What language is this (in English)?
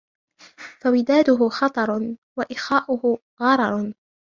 Arabic